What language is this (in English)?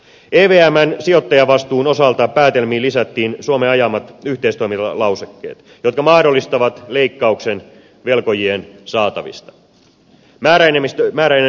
Finnish